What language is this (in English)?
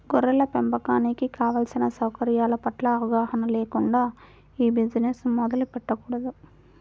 Telugu